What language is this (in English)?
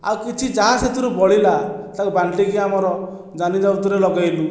Odia